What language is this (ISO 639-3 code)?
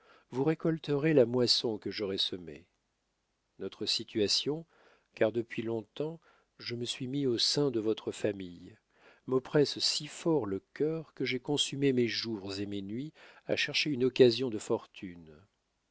fra